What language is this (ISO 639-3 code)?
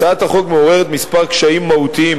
heb